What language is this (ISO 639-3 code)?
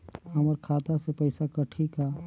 hne